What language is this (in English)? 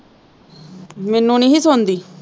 Punjabi